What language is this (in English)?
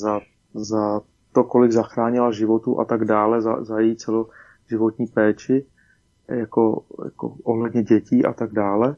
Czech